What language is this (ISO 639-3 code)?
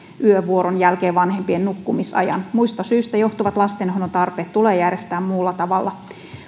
fin